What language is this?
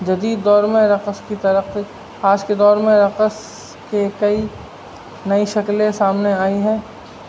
Urdu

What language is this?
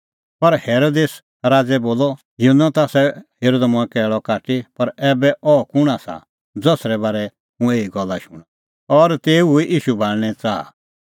Kullu Pahari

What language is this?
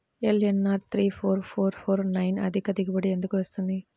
Telugu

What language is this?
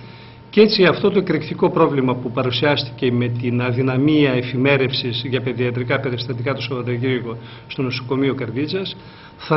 Greek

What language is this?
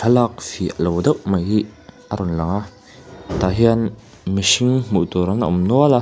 Mizo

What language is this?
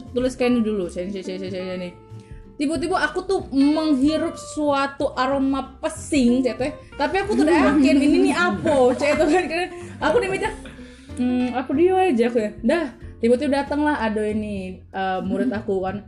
Indonesian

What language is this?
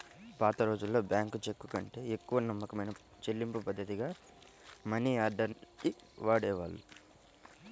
Telugu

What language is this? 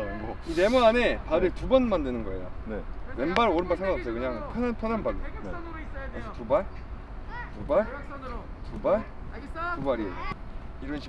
Korean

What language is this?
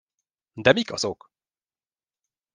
Hungarian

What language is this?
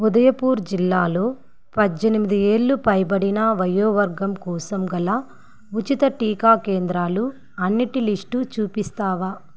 Telugu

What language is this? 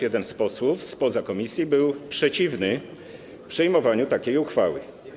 Polish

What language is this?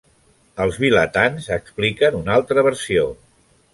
Catalan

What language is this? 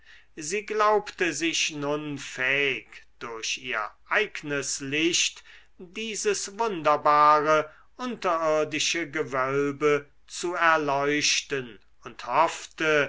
German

